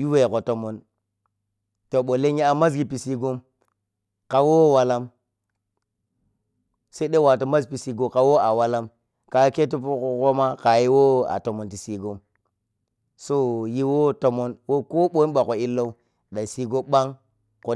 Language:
Piya-Kwonci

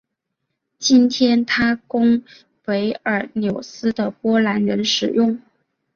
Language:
Chinese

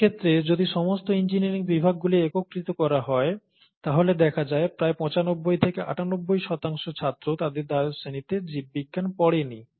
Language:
Bangla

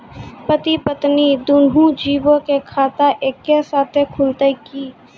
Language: Maithili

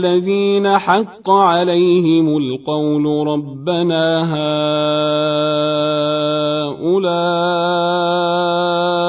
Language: Arabic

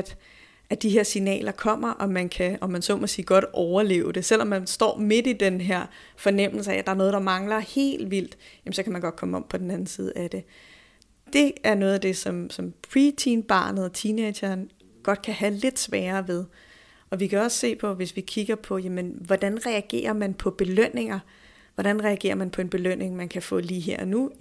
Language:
Danish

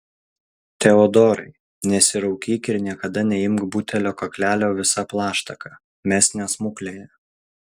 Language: Lithuanian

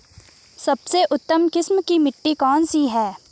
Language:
Hindi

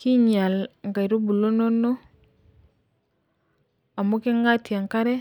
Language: Masai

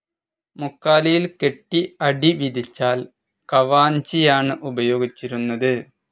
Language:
Malayalam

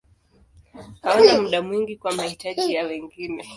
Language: Swahili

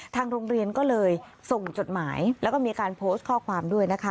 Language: Thai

